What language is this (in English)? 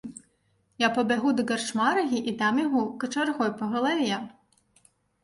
Belarusian